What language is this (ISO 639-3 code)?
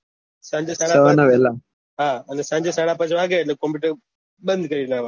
guj